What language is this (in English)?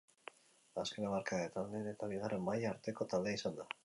Basque